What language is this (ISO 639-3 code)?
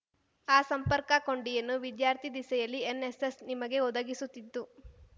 kan